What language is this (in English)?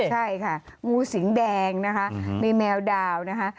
Thai